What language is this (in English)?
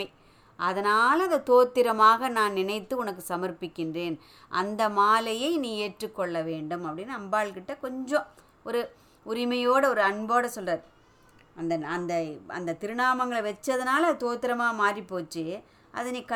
Tamil